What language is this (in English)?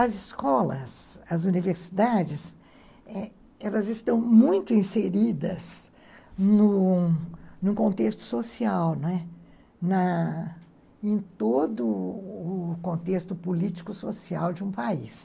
Portuguese